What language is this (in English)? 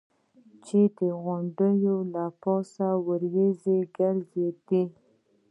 Pashto